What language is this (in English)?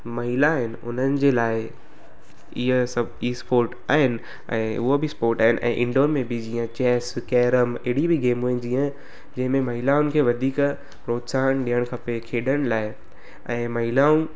Sindhi